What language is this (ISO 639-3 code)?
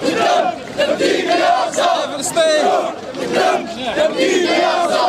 ara